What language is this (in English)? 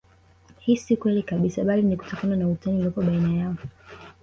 Swahili